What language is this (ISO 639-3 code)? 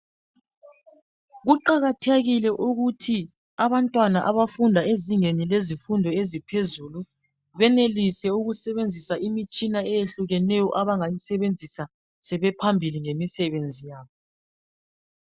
nde